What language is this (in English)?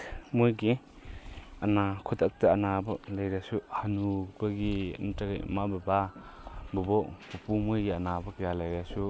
Manipuri